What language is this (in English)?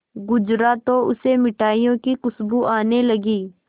Hindi